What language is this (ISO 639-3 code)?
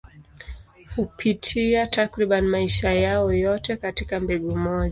swa